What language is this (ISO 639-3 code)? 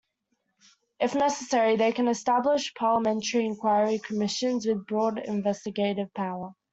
eng